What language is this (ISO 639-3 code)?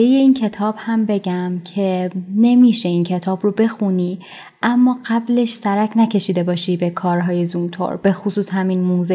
fas